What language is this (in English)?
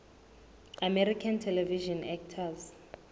Southern Sotho